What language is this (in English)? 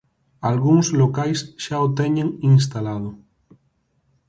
Galician